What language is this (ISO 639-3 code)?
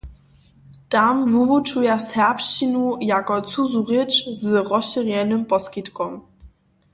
hsb